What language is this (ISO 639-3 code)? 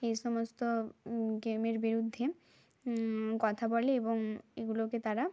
ben